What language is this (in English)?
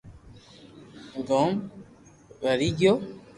Loarki